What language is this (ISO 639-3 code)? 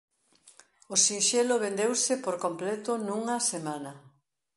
glg